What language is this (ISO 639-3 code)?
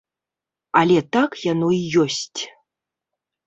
bel